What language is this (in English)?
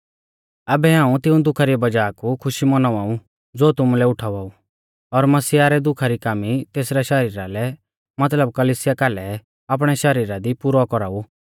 Mahasu Pahari